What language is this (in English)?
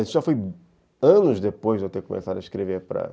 Portuguese